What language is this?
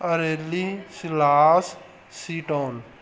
Punjabi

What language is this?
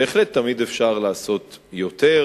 Hebrew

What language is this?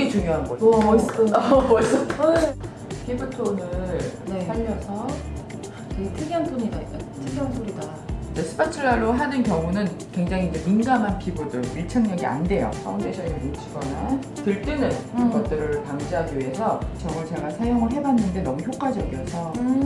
Korean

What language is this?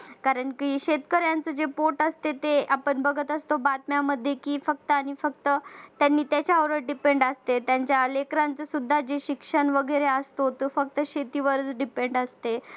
Marathi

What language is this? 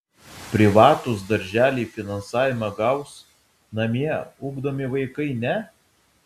Lithuanian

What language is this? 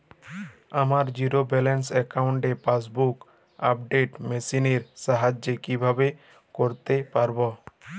Bangla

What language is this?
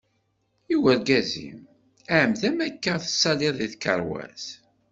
Kabyle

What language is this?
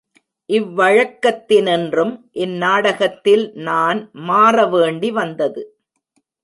Tamil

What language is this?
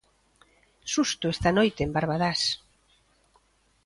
Galician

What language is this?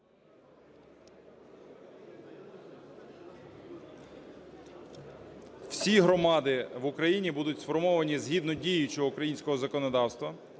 Ukrainian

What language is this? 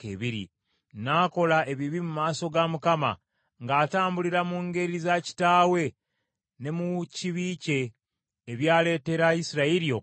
Ganda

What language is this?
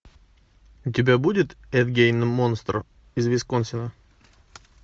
Russian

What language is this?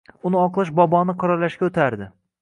Uzbek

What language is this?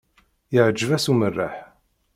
Kabyle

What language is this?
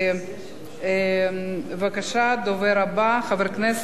Hebrew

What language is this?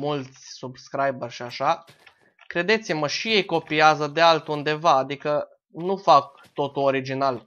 Romanian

